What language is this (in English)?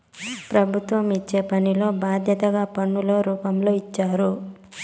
Telugu